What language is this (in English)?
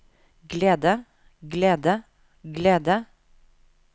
Norwegian